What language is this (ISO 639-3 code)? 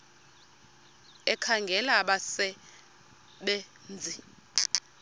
xho